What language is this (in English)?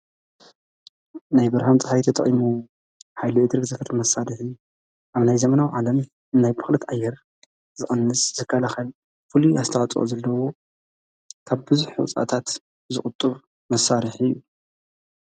Tigrinya